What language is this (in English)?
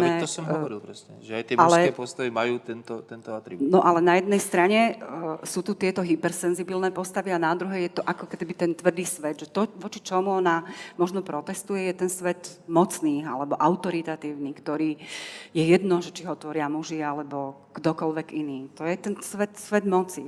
Slovak